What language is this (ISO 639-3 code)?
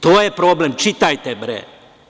srp